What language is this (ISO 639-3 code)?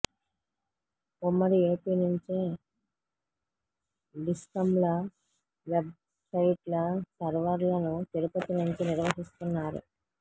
tel